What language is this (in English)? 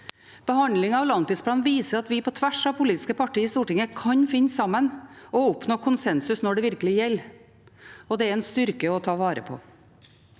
Norwegian